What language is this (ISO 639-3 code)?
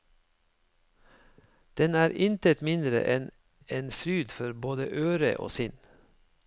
nor